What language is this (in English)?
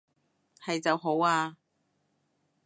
Cantonese